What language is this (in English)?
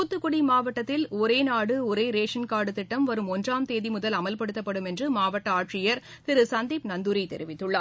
Tamil